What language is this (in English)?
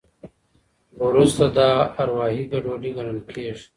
Pashto